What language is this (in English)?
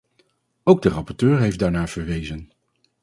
Dutch